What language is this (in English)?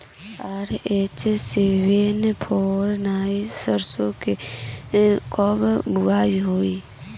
Bhojpuri